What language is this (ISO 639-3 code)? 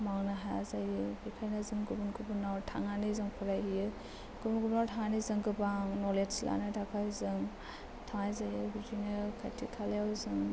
brx